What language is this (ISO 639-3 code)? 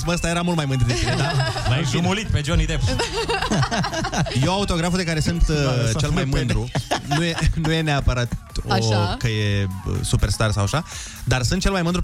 ron